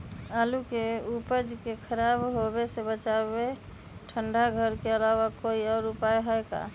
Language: Magahi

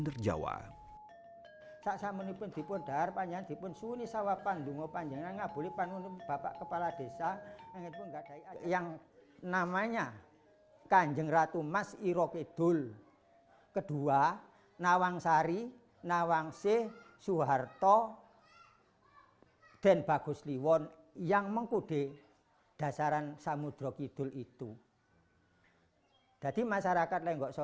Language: Indonesian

